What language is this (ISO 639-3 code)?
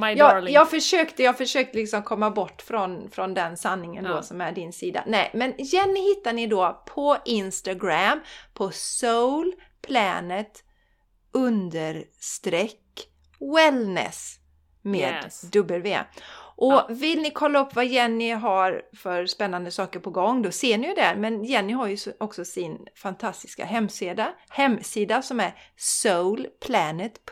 swe